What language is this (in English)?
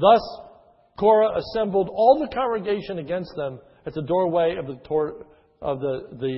English